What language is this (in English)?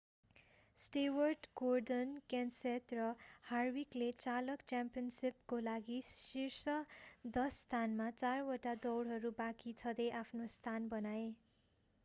Nepali